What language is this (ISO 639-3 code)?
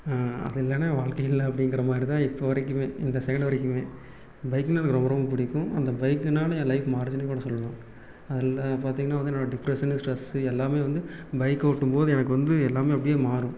tam